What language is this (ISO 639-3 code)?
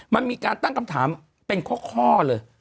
tha